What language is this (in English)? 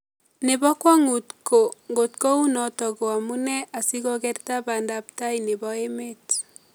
Kalenjin